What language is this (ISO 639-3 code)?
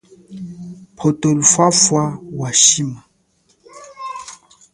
cjk